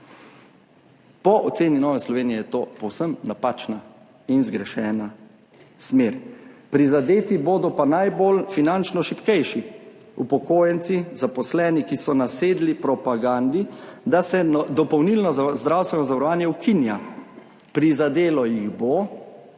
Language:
Slovenian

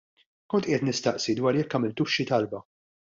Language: Maltese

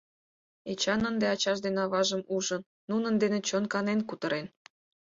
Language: Mari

